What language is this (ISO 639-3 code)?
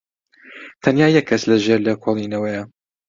ckb